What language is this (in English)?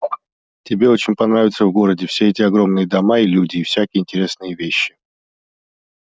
Russian